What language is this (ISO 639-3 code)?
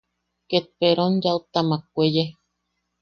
yaq